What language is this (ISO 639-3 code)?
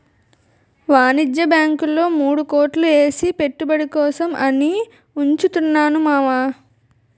tel